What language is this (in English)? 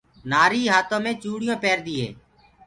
Gurgula